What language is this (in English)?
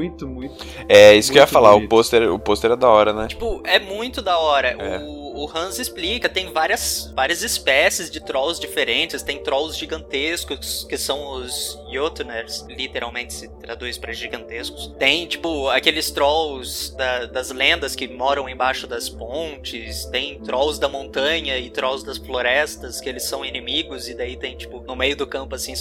Portuguese